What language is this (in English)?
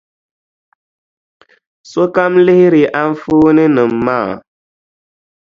Dagbani